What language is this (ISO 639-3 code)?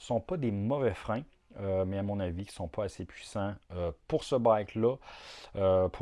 fra